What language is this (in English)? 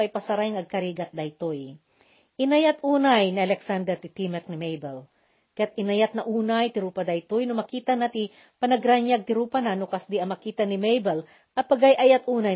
Filipino